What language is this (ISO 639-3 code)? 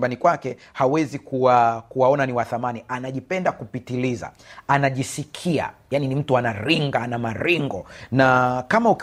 swa